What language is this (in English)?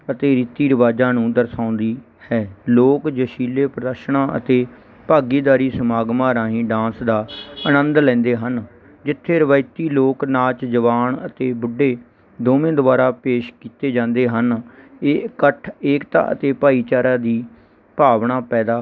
Punjabi